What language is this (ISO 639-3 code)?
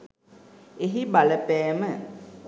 sin